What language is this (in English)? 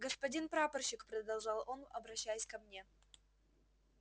Russian